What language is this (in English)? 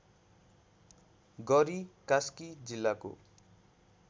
Nepali